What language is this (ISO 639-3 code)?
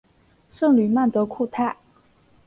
zho